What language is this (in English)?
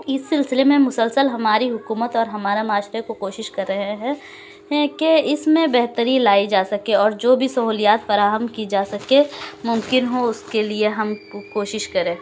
Urdu